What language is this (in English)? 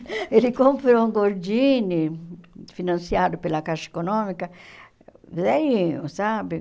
Portuguese